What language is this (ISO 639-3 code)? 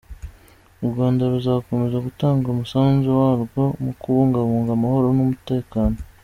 kin